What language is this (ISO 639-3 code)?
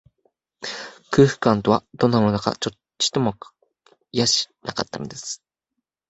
jpn